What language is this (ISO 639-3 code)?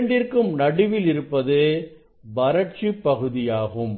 tam